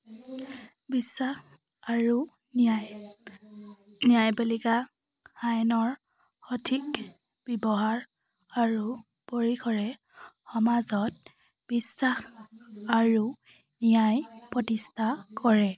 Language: Assamese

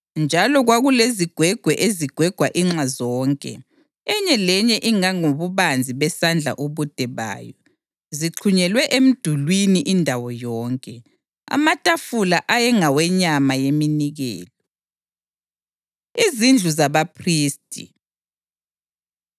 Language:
North Ndebele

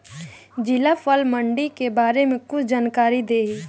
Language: Bhojpuri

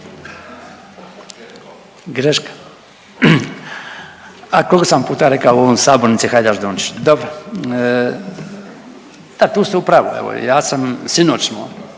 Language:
Croatian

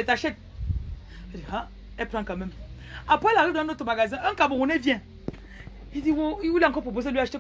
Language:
French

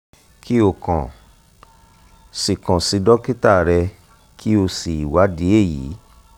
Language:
Yoruba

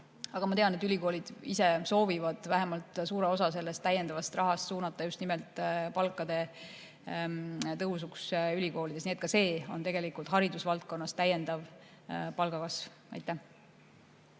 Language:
Estonian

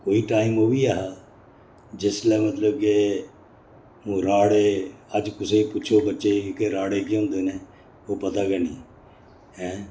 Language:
Dogri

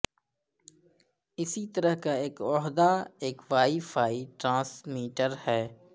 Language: Urdu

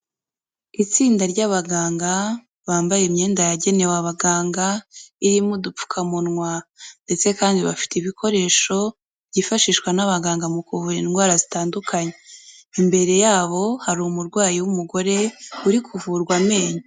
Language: Kinyarwanda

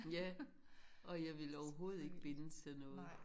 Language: Danish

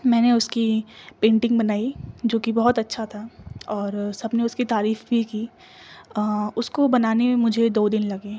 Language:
Urdu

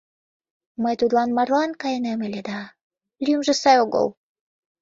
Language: Mari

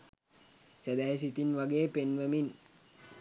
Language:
Sinhala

